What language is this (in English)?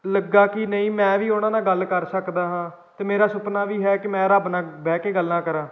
Punjabi